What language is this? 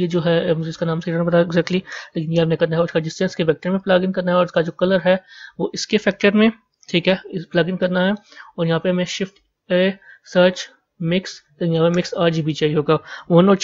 Hindi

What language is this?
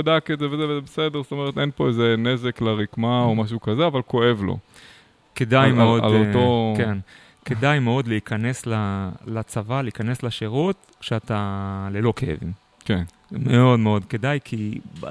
Hebrew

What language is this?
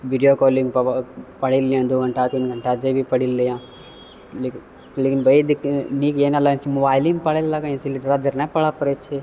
Maithili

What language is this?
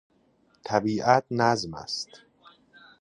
Persian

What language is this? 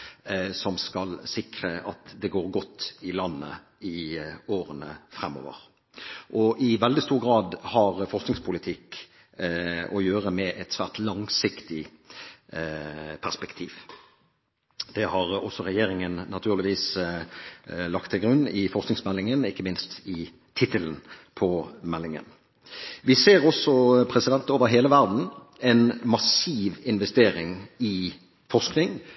Norwegian Bokmål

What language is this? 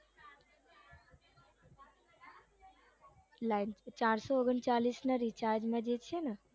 Gujarati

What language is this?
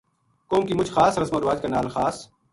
Gujari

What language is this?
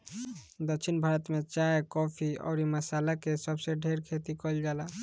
Bhojpuri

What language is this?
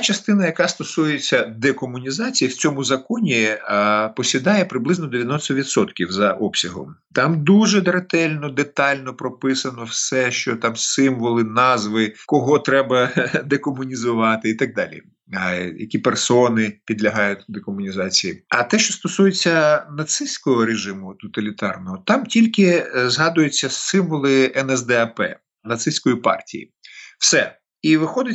Ukrainian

